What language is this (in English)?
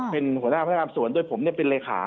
Thai